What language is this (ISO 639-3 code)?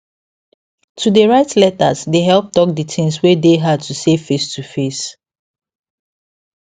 pcm